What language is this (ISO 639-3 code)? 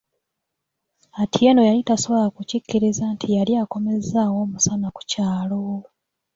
lug